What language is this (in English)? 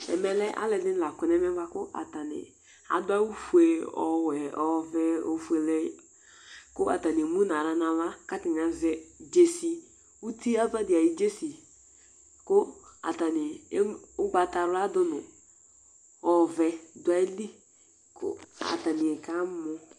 Ikposo